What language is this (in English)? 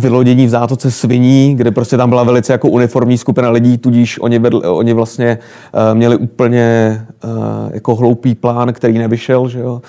Czech